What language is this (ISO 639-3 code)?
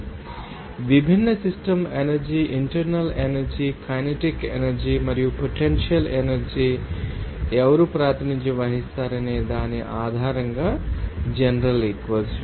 tel